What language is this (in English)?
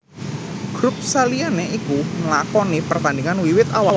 Javanese